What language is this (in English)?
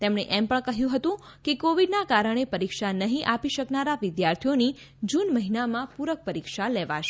Gujarati